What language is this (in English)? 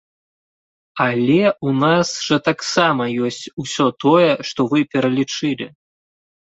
Belarusian